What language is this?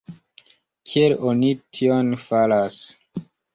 Esperanto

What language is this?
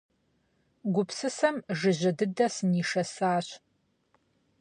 Kabardian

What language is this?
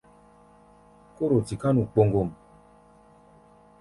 Gbaya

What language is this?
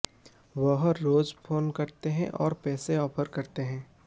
Hindi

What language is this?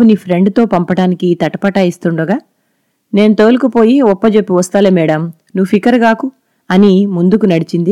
Telugu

